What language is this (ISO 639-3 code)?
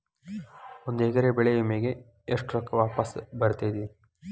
kan